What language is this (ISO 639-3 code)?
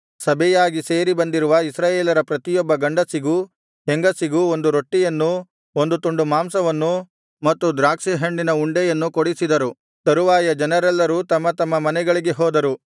kan